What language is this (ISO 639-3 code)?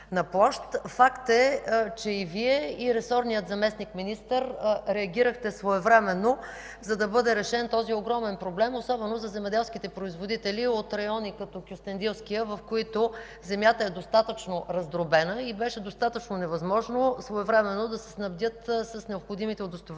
bul